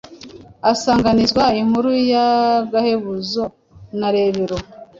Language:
Kinyarwanda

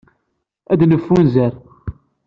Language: Kabyle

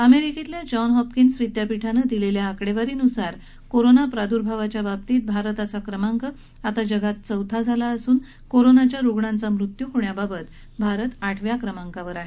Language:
Marathi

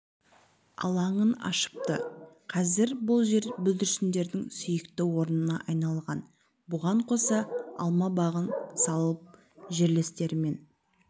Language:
Kazakh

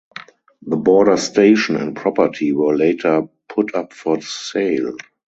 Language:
English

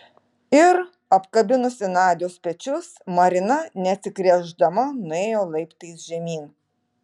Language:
Lithuanian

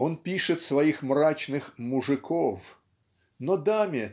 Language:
Russian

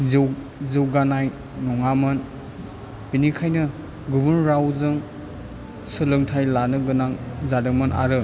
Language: Bodo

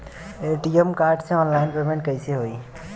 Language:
Bhojpuri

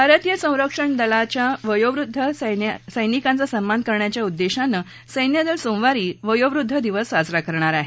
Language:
Marathi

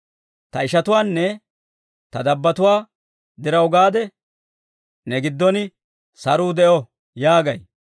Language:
Dawro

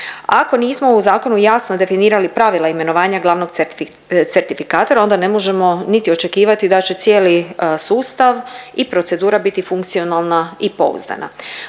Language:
Croatian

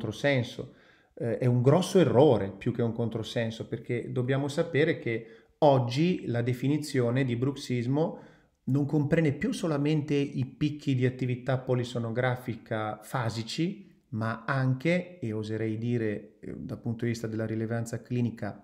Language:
Italian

